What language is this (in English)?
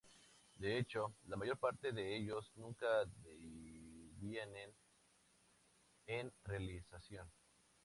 Spanish